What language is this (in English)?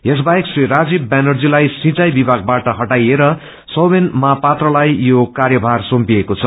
Nepali